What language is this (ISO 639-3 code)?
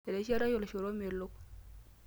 mas